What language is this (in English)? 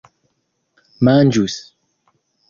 Esperanto